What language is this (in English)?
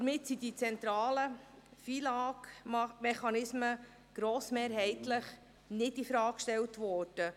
Swiss German